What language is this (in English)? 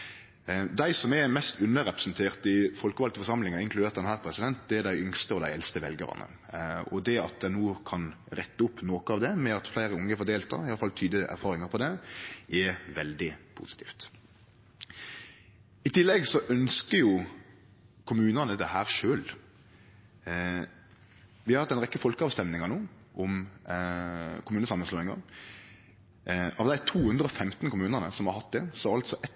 Norwegian Nynorsk